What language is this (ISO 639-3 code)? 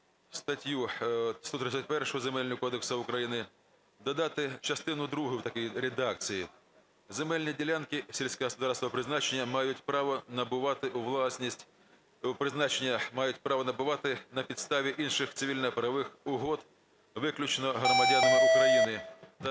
ukr